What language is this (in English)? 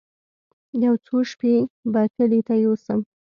Pashto